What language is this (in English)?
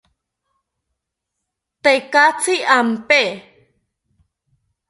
South Ucayali Ashéninka